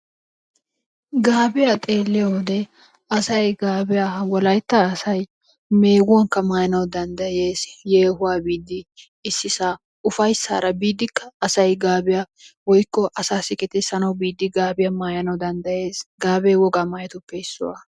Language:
Wolaytta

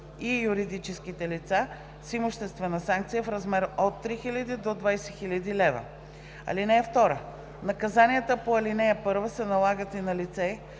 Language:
Bulgarian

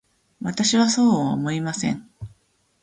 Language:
Japanese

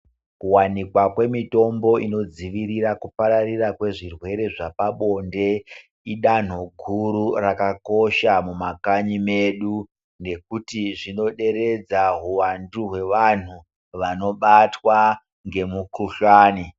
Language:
Ndau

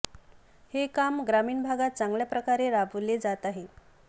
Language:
Marathi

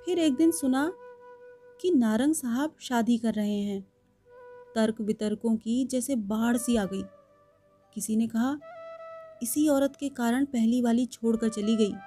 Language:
Hindi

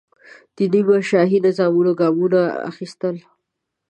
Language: Pashto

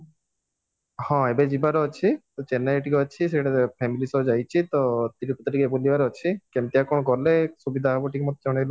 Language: Odia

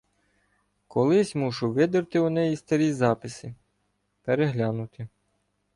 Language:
Ukrainian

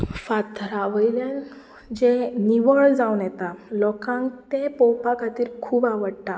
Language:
Konkani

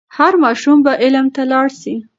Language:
Pashto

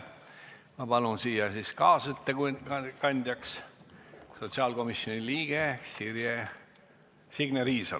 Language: Estonian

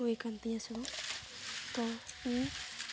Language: Santali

